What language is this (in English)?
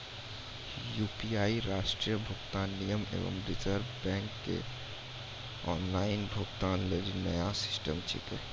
Maithili